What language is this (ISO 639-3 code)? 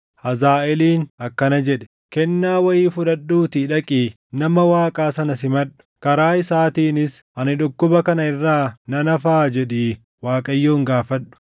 orm